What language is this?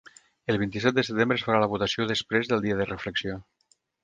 Catalan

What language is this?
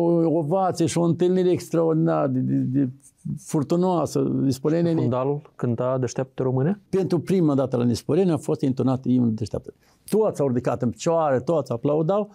Romanian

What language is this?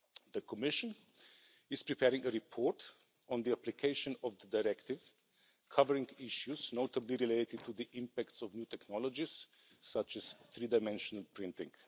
English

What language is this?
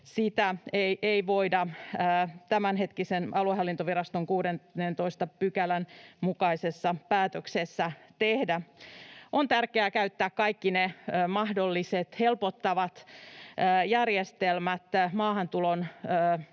Finnish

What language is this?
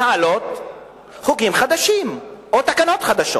Hebrew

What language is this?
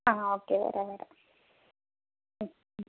Malayalam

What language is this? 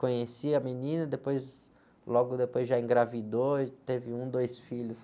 Portuguese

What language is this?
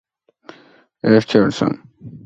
Georgian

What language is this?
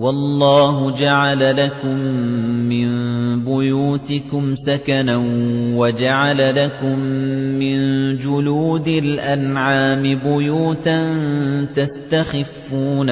Arabic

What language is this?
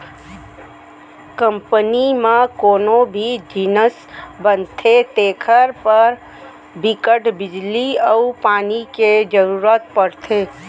Chhattisgarhi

